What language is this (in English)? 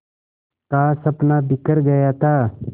Hindi